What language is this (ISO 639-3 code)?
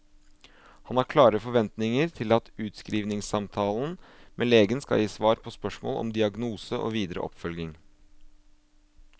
nor